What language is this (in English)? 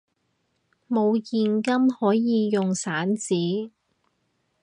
Cantonese